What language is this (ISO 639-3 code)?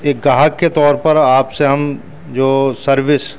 urd